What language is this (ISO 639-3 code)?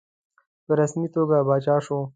pus